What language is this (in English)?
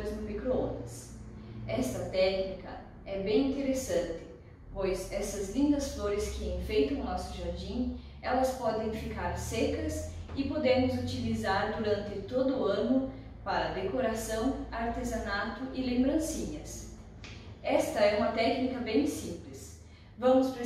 Portuguese